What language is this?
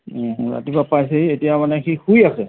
Assamese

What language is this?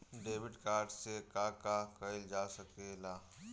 Bhojpuri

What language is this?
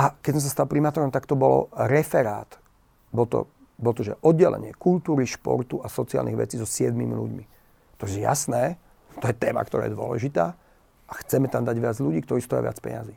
Slovak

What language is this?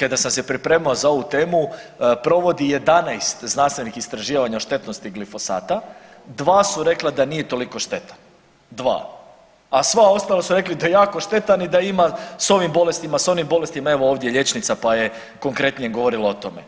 Croatian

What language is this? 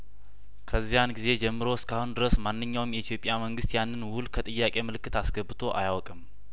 Amharic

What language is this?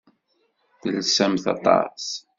Kabyle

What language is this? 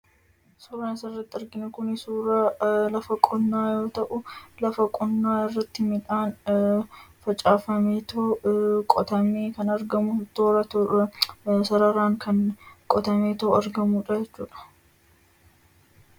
Oromo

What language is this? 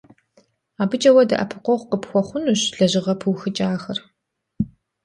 Kabardian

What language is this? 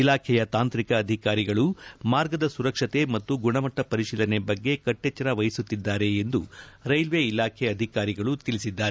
Kannada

